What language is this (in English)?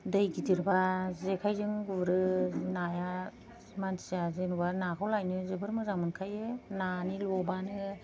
Bodo